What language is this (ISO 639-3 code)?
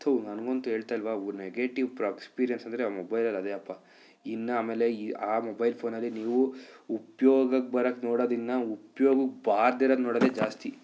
kan